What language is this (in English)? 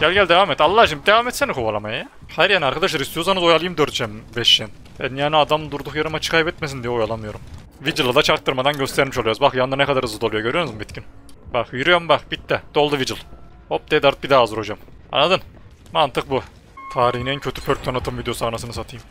Turkish